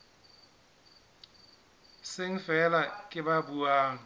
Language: Southern Sotho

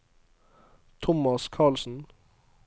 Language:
Norwegian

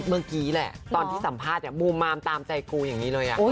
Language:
Thai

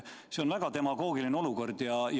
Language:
Estonian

